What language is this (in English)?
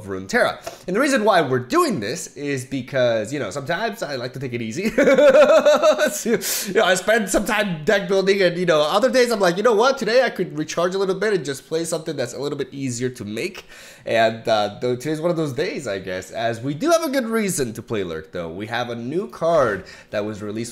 English